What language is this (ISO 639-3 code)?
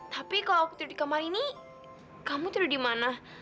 ind